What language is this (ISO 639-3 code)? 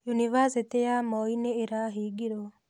kik